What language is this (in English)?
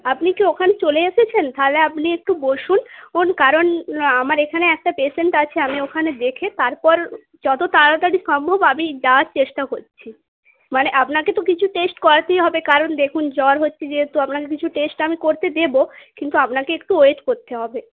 Bangla